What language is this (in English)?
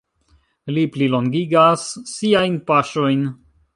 Esperanto